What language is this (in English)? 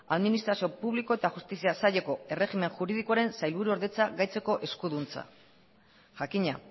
Basque